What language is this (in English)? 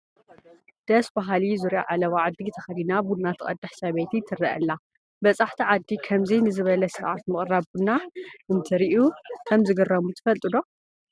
Tigrinya